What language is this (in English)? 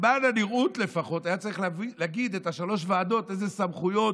Hebrew